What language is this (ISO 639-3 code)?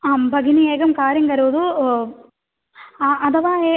san